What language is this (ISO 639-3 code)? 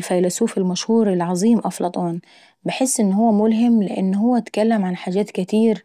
aec